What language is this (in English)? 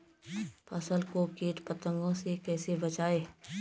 Hindi